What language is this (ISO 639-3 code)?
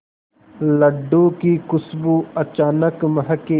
hin